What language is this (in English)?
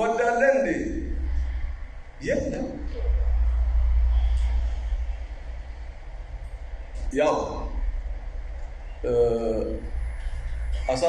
Arabic